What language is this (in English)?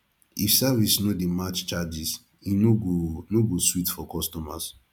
Nigerian Pidgin